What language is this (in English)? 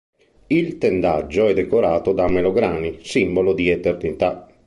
Italian